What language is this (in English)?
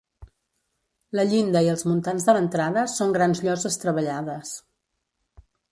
Catalan